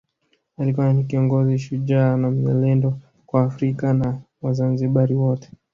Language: Swahili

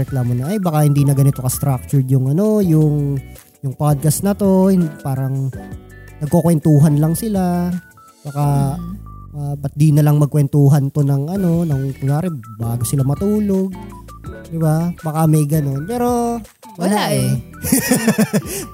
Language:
Filipino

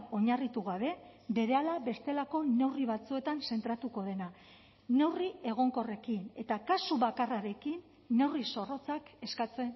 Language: Basque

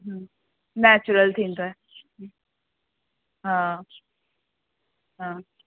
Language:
Sindhi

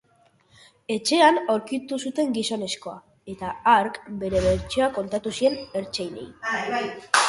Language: Basque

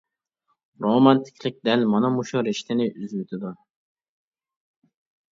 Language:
Uyghur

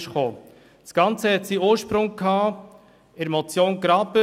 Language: Swiss German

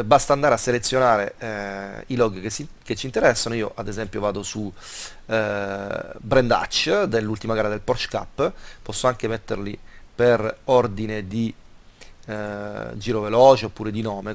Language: Italian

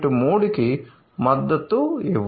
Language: Telugu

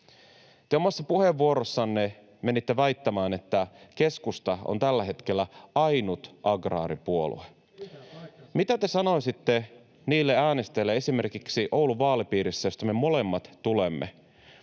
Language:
Finnish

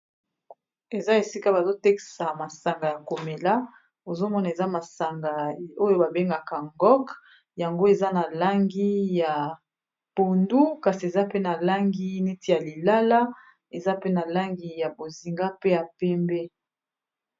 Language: Lingala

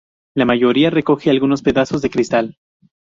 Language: Spanish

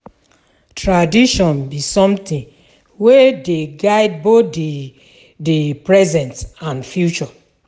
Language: Nigerian Pidgin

